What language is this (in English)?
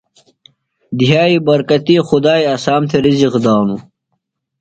Phalura